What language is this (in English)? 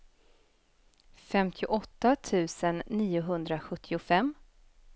Swedish